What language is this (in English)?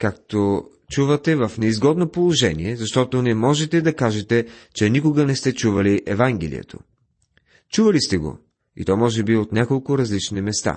Bulgarian